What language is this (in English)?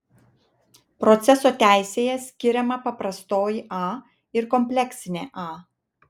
Lithuanian